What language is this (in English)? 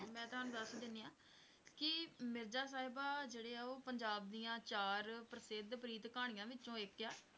Punjabi